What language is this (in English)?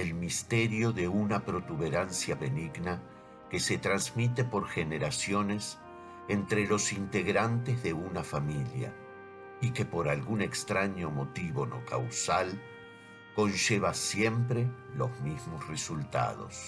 Spanish